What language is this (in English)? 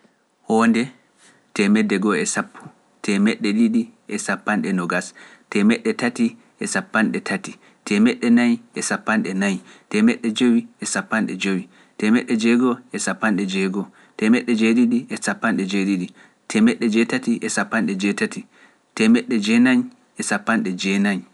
Pular